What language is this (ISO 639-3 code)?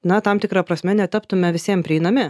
lit